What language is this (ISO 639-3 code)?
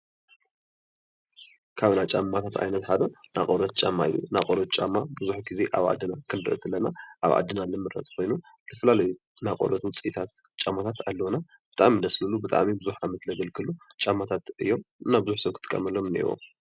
tir